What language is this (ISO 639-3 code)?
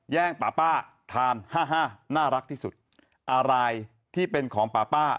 tha